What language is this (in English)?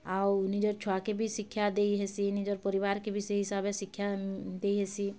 Odia